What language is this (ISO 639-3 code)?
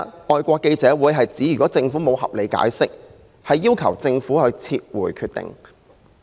yue